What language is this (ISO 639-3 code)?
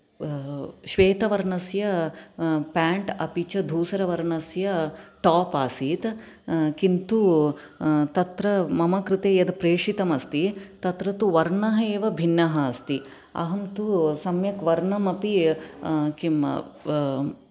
san